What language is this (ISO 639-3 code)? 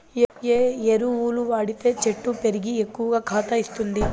tel